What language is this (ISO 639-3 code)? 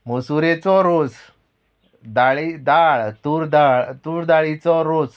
kok